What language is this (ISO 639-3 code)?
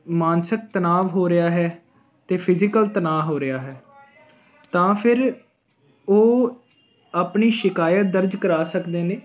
pan